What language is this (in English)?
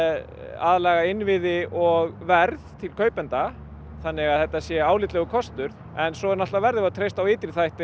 Icelandic